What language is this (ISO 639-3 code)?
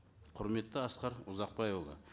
kaz